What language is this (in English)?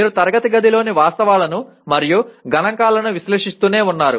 Telugu